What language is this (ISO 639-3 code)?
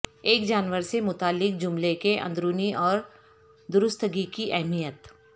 urd